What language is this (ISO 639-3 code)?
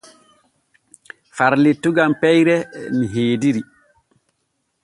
fue